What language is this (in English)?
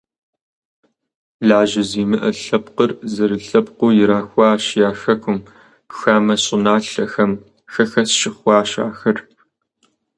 Kabardian